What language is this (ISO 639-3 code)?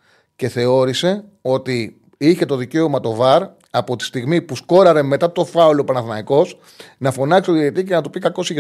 ell